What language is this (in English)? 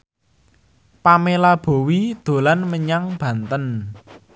Javanese